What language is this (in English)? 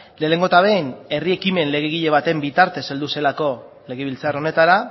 Basque